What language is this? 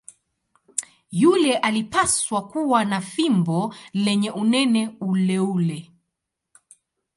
Swahili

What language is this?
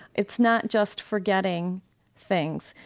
English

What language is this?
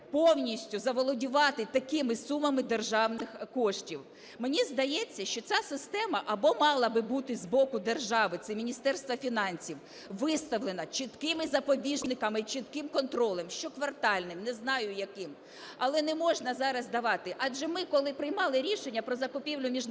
Ukrainian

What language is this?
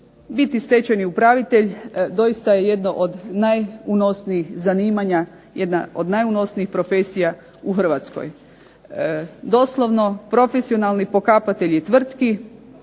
Croatian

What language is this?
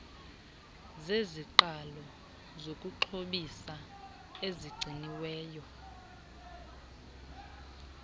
Xhosa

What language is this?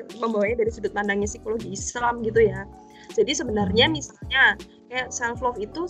Indonesian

